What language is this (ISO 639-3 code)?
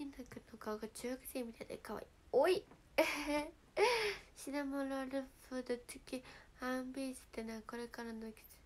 jpn